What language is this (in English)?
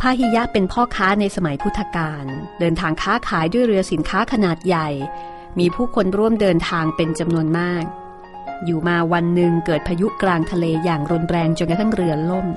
Thai